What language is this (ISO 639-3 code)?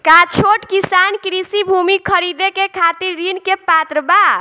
bho